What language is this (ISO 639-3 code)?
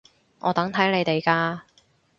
yue